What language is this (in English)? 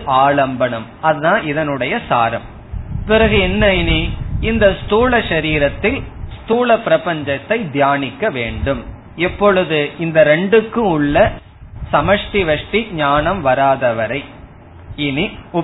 Tamil